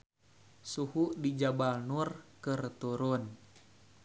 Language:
Sundanese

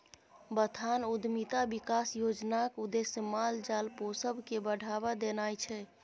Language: Maithili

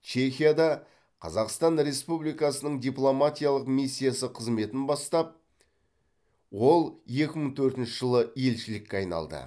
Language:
Kazakh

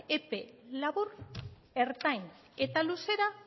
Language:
Basque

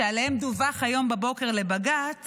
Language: Hebrew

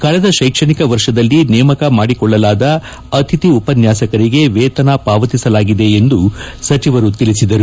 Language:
Kannada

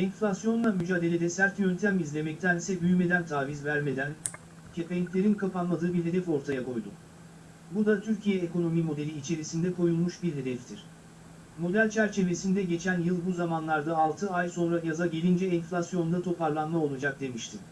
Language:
Turkish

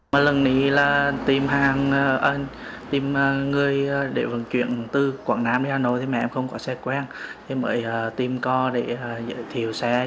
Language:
Vietnamese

